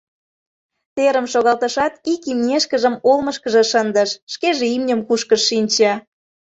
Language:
Mari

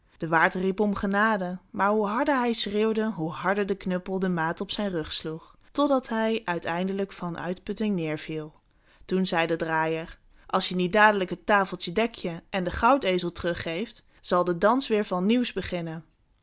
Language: Dutch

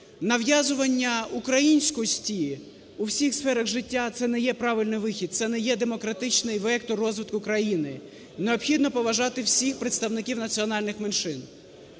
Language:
Ukrainian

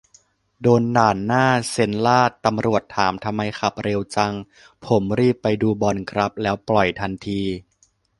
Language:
Thai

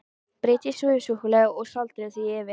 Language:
Icelandic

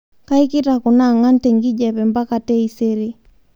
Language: Masai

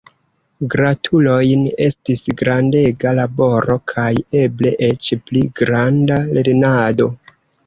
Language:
Esperanto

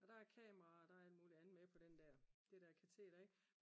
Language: Danish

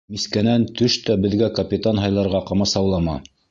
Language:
Bashkir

